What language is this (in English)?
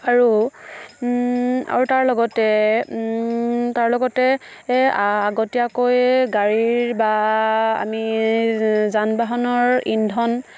Assamese